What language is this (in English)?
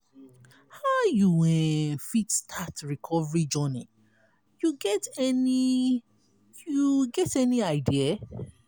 Nigerian Pidgin